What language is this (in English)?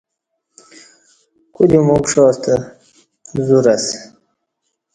Kati